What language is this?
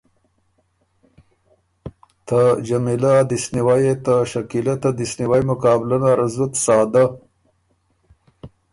Ormuri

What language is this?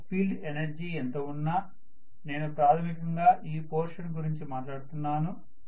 Telugu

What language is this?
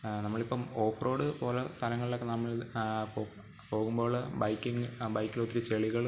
Malayalam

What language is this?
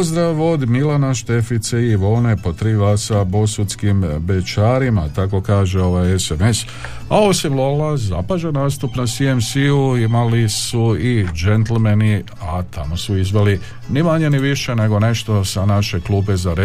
Croatian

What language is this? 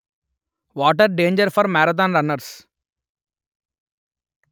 Telugu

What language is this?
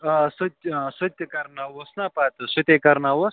Kashmiri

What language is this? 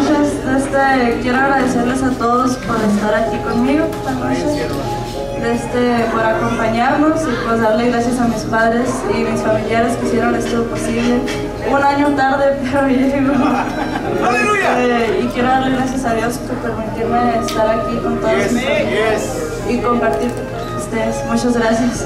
Spanish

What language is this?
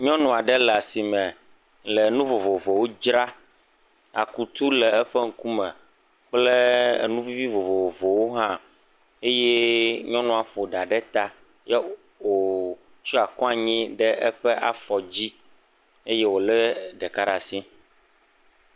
Ewe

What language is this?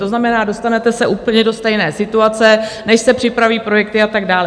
Czech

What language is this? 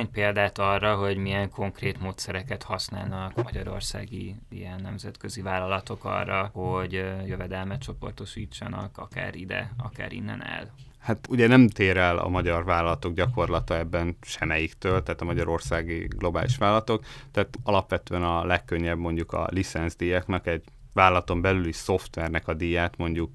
Hungarian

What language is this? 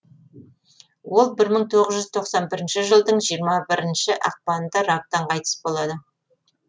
Kazakh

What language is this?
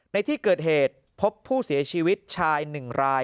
Thai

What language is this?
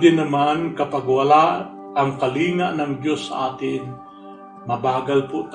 Filipino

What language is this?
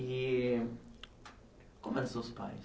Portuguese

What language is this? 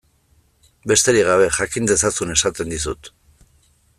Basque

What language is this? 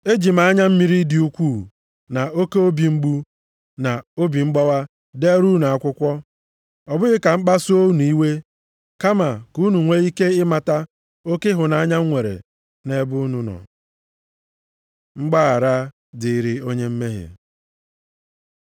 Igbo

